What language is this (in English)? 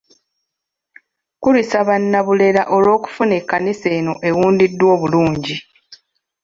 Ganda